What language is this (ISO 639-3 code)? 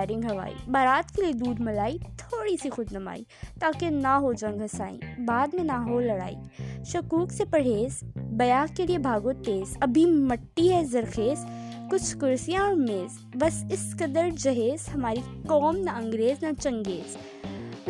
urd